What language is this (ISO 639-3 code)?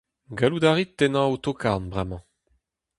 bre